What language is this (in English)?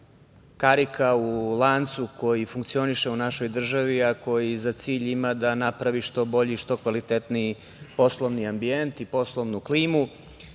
Serbian